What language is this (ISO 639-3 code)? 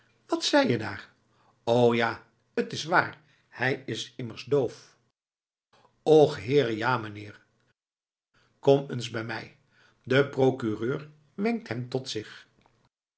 nld